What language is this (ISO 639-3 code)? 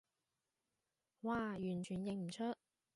yue